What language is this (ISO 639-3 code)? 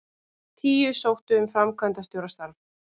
isl